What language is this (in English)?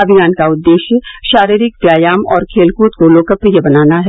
Hindi